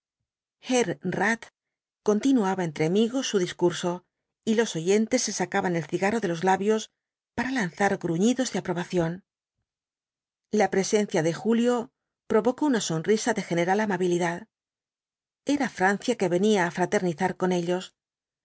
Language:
Spanish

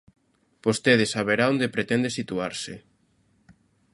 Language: Galician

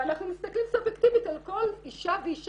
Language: Hebrew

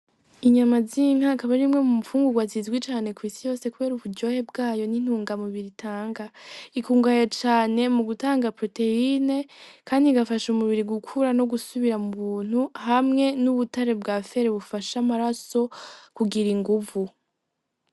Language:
Rundi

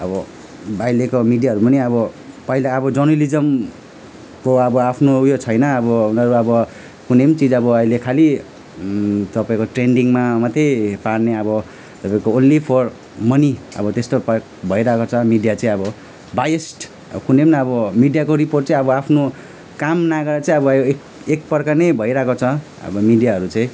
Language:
Nepali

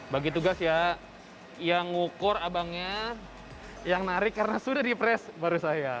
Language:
Indonesian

